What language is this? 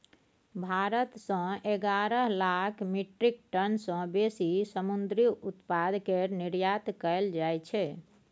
Maithili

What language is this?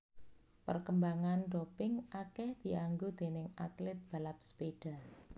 Javanese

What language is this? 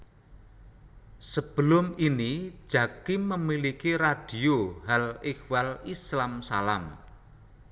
Javanese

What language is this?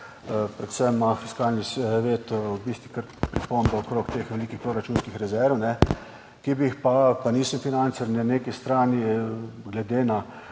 Slovenian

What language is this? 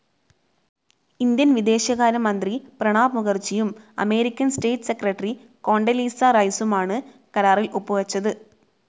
Malayalam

